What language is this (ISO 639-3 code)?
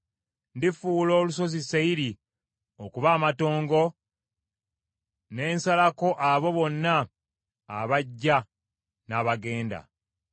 lug